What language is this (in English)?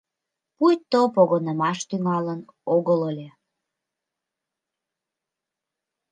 Mari